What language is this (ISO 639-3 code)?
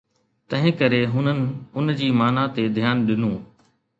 snd